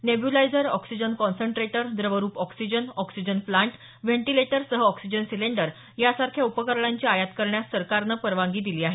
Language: Marathi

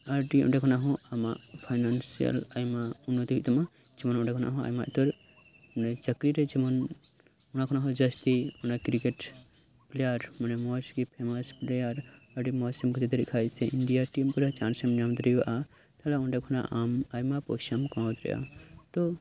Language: Santali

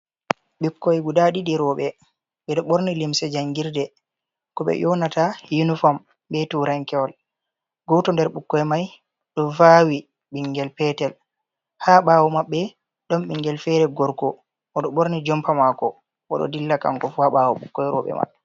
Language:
Fula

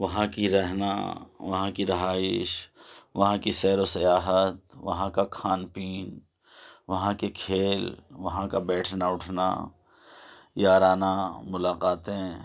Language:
Urdu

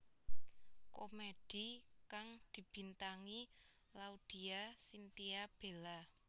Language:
Javanese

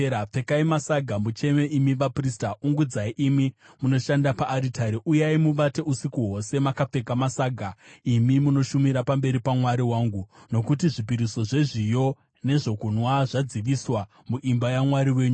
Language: Shona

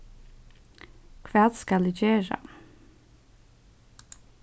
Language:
Faroese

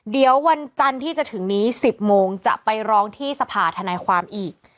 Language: Thai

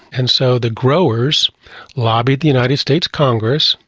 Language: English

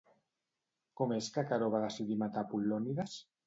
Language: Catalan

